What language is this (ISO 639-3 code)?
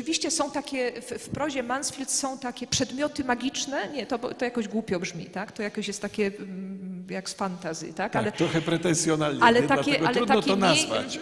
pol